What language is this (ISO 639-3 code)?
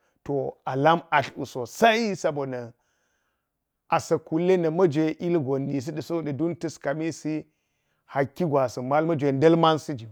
gyz